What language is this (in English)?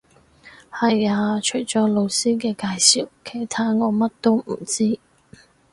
Cantonese